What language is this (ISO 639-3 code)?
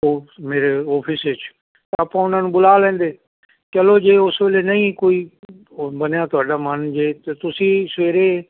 pan